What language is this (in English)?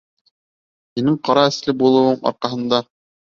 Bashkir